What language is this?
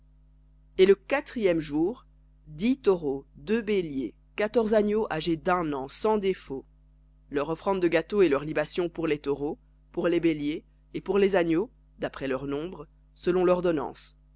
French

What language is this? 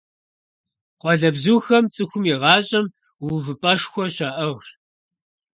Kabardian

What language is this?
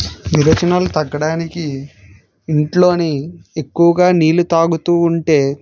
Telugu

